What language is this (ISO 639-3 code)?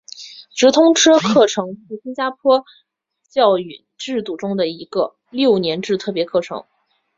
zho